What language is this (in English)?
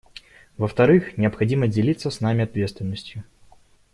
Russian